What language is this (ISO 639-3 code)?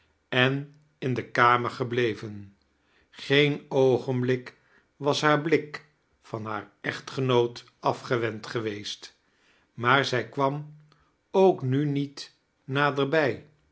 nld